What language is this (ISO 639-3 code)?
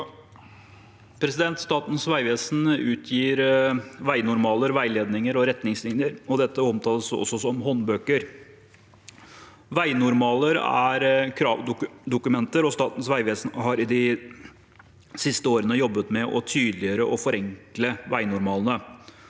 nor